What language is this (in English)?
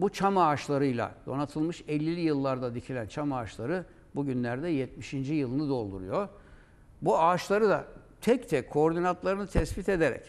Turkish